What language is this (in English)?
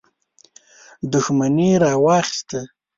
Pashto